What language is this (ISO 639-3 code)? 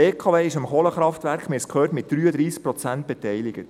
gsw